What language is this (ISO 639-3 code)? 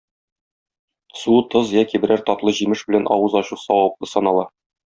tat